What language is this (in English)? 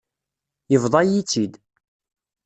Kabyle